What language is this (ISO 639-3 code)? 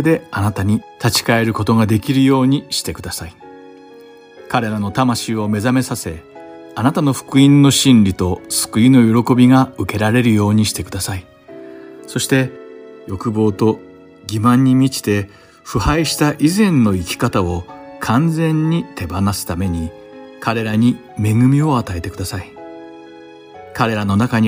jpn